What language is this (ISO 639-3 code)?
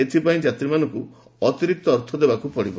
ori